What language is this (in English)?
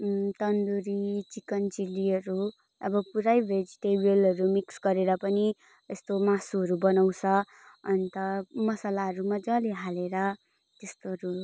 Nepali